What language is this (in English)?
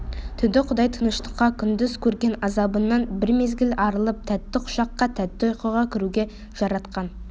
Kazakh